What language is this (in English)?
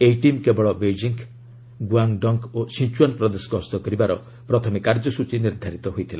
Odia